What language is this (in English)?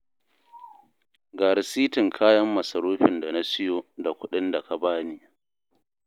Hausa